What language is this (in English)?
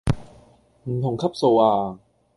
Cantonese